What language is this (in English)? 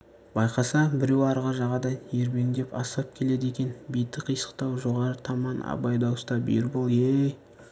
Kazakh